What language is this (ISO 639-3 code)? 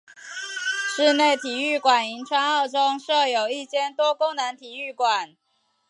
zho